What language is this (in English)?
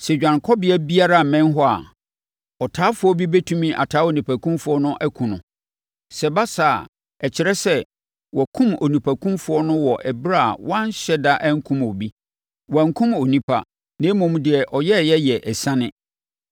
Akan